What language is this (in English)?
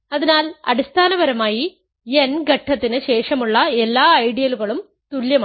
Malayalam